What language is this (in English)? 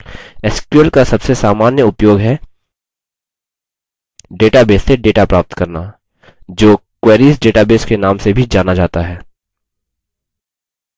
Hindi